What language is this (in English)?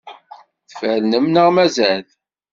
Kabyle